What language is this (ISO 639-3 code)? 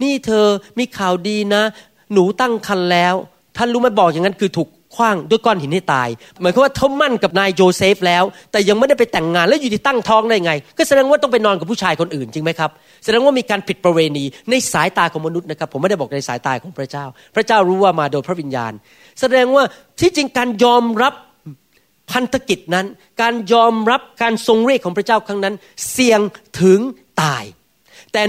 tha